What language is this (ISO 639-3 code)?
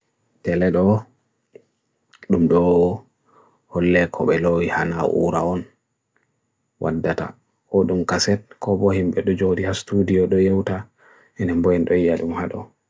fui